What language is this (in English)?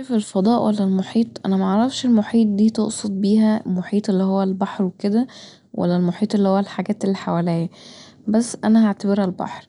Egyptian Arabic